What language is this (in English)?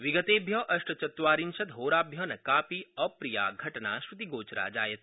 Sanskrit